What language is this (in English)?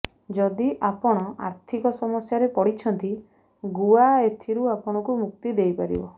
Odia